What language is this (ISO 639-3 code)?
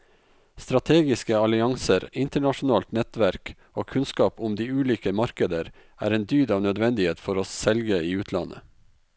nor